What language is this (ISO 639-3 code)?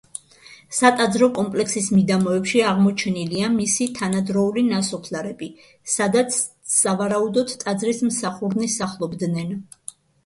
kat